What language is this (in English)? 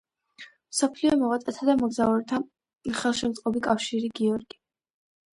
Georgian